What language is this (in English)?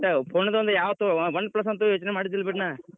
Kannada